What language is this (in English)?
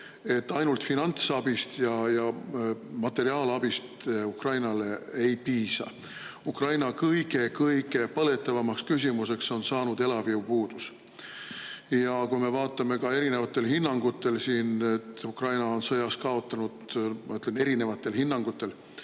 Estonian